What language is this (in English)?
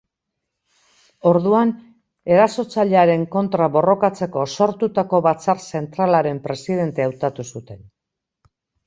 Basque